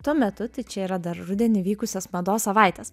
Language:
Lithuanian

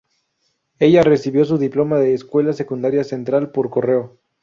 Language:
Spanish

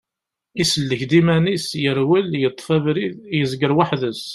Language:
Kabyle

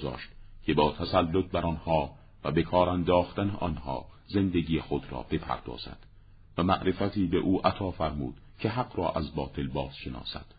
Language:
Persian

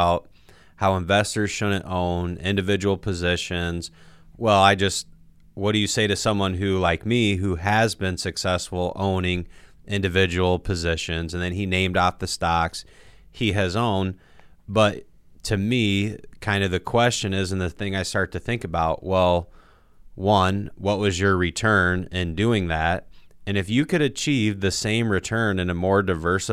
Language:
English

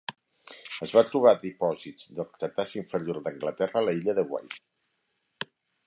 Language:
Catalan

